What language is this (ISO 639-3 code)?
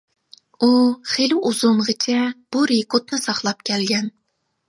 uig